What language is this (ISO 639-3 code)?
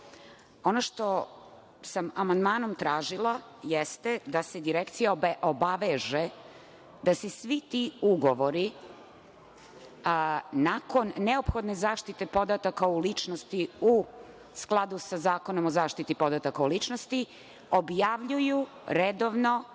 srp